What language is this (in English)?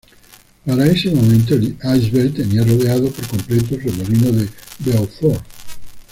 Spanish